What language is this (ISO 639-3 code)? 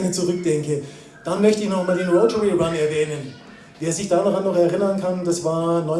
deu